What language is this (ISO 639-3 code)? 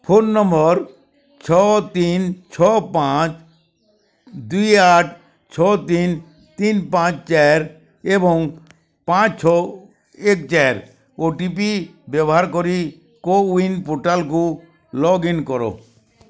ori